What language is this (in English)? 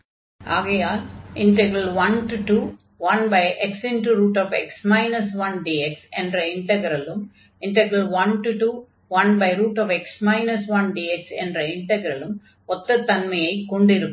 Tamil